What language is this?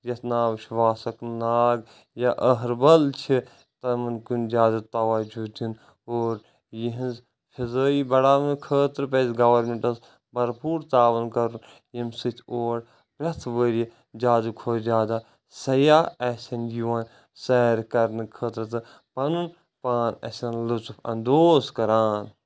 Kashmiri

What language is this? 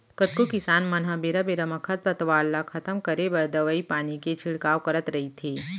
Chhattisgarhi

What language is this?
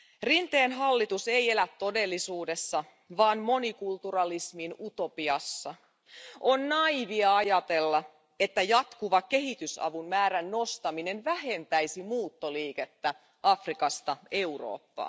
Finnish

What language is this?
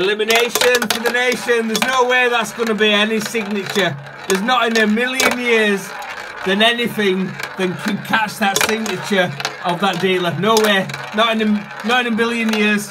English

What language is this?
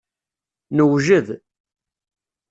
Kabyle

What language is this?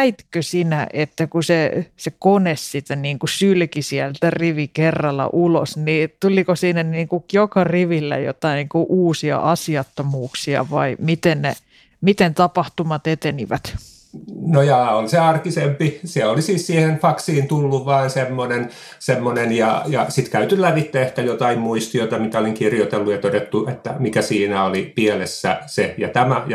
Finnish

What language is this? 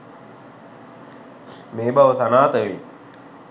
Sinhala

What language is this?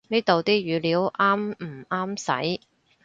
Cantonese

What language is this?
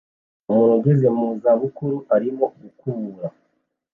Kinyarwanda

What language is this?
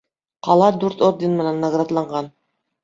Bashkir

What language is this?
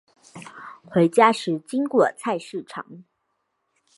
Chinese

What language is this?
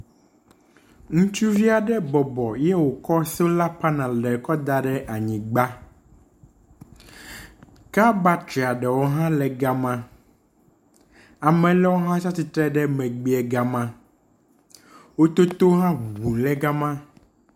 Ewe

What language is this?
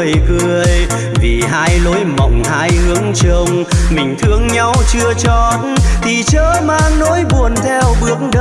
Vietnamese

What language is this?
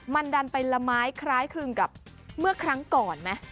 Thai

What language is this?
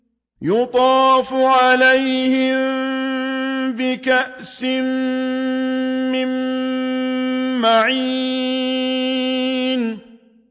Arabic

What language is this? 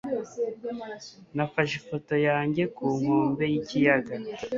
Kinyarwanda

